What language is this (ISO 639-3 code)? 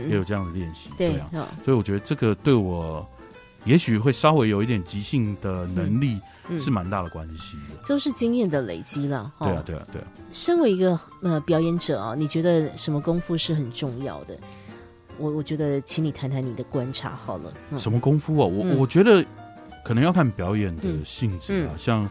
zho